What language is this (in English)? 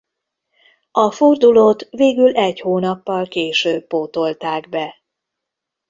Hungarian